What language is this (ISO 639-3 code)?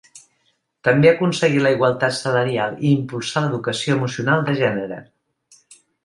cat